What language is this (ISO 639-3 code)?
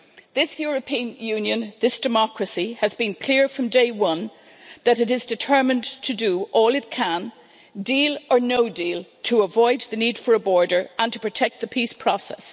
eng